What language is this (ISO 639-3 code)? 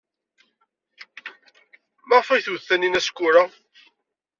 kab